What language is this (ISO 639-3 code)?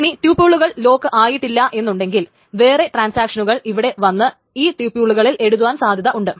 mal